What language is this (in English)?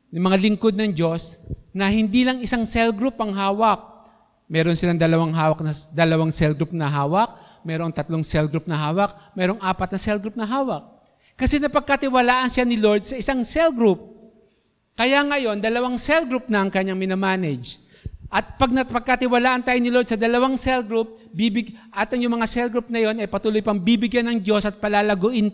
Filipino